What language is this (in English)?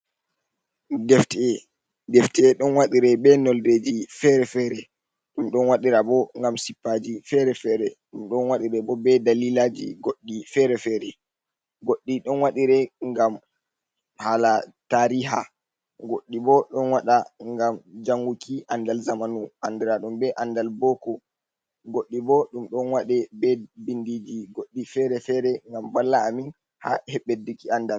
Fula